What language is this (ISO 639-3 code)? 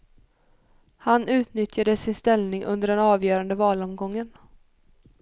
swe